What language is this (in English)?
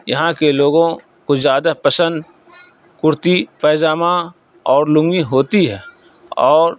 Urdu